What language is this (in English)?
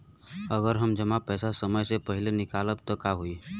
Bhojpuri